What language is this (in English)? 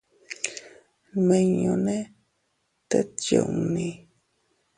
Teutila Cuicatec